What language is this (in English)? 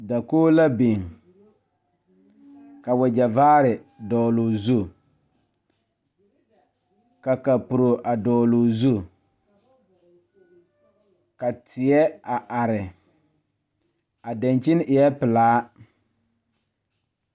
Southern Dagaare